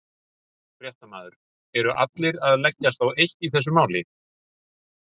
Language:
Icelandic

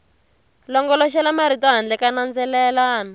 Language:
Tsonga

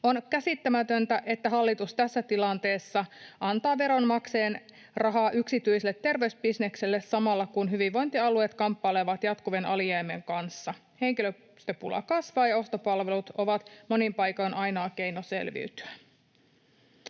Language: Finnish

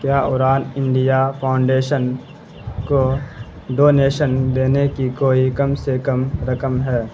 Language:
Urdu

